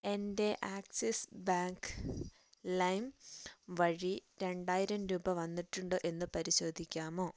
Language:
Malayalam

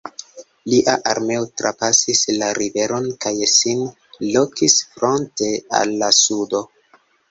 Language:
Esperanto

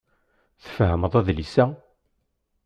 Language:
Kabyle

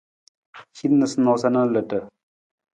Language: Nawdm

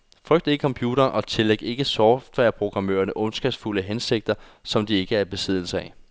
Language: Danish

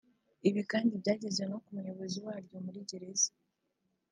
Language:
Kinyarwanda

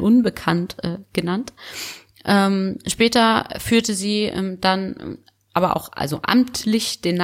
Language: German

